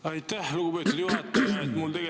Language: Estonian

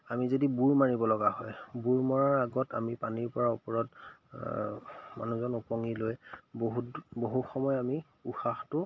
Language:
Assamese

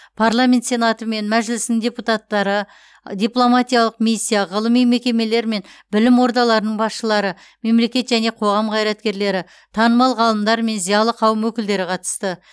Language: Kazakh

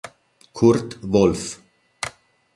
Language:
Italian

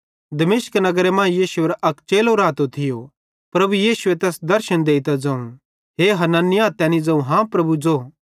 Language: Bhadrawahi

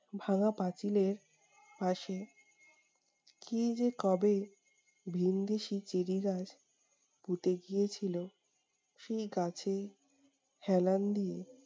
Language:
Bangla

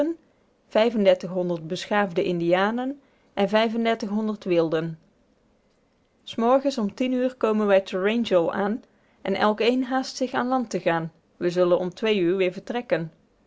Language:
Dutch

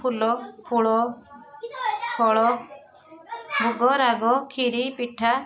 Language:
Odia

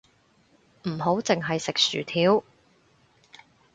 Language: Cantonese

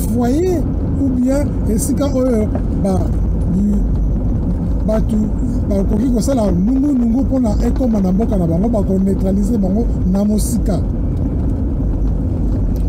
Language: French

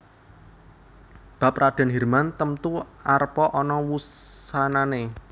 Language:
Javanese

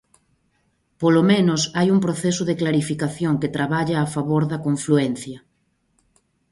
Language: Galician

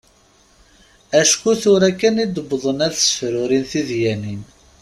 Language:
Kabyle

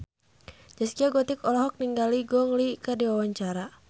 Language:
Sundanese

